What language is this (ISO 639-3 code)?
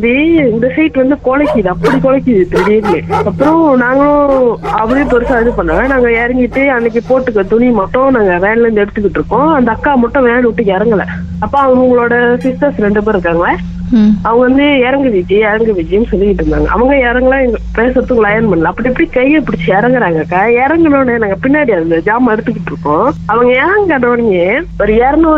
tam